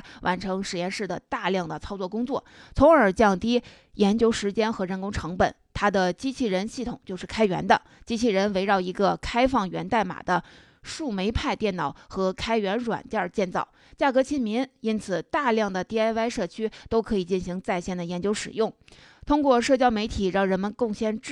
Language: Chinese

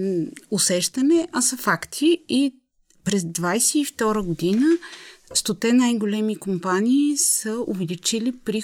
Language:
Bulgarian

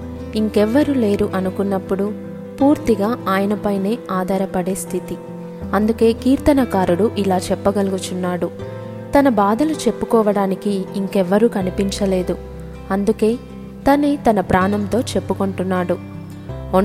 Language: Telugu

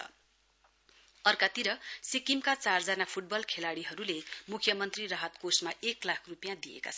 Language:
Nepali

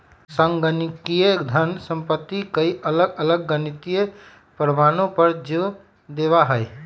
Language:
Magahi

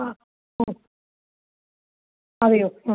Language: Malayalam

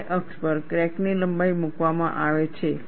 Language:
Gujarati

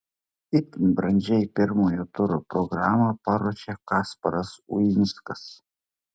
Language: Lithuanian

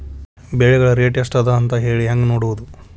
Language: Kannada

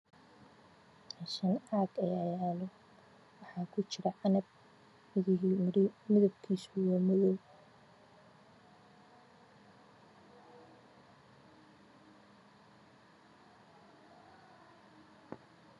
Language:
Somali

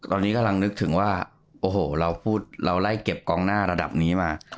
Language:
Thai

